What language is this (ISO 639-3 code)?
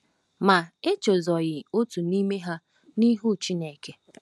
ibo